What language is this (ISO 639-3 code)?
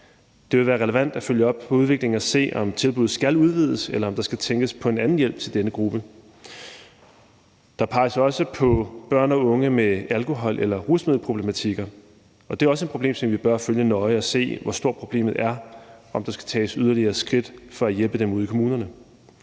dan